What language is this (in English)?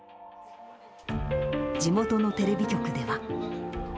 Japanese